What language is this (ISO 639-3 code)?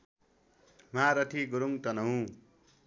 nep